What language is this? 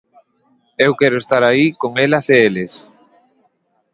Galician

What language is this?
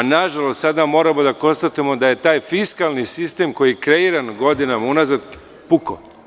Serbian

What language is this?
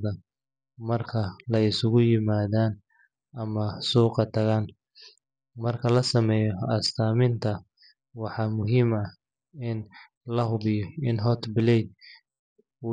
Somali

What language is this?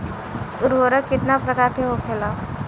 Bhojpuri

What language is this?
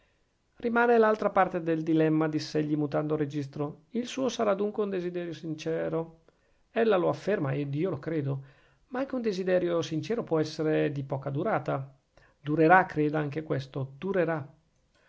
Italian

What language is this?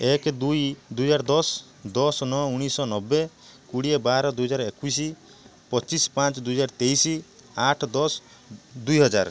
Odia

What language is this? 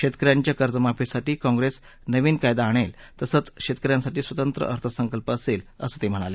Marathi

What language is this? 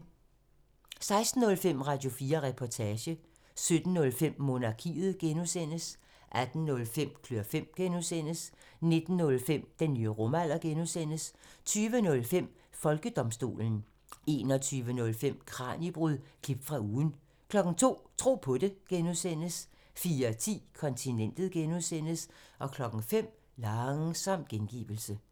Danish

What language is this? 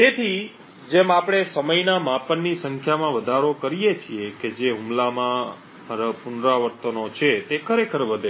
Gujarati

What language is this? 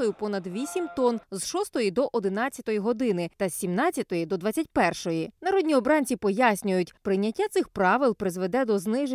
Ukrainian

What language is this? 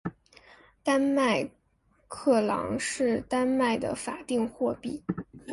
Chinese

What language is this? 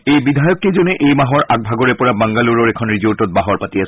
Assamese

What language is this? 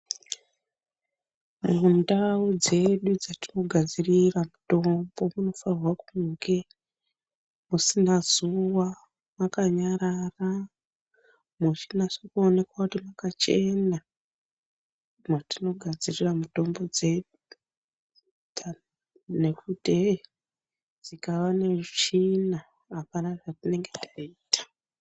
Ndau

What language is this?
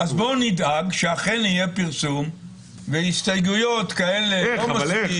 Hebrew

